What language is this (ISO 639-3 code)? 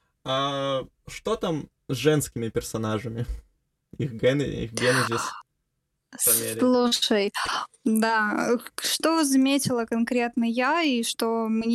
rus